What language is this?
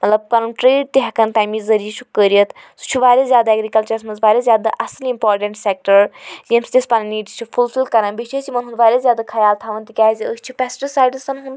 Kashmiri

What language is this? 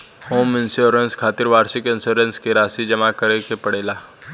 Bhojpuri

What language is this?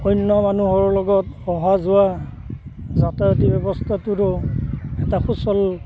Assamese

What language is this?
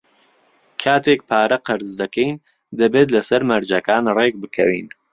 Central Kurdish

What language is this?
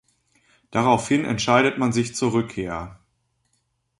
German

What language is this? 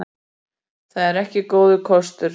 Icelandic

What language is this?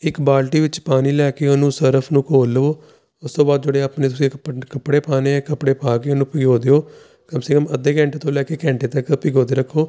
Punjabi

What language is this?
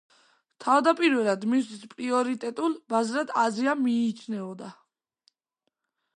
Georgian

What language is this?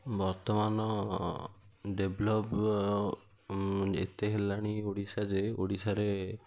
Odia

